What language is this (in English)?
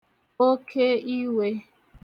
Igbo